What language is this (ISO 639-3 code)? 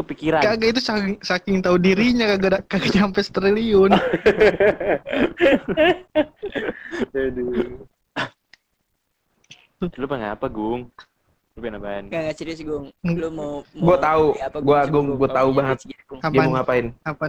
ind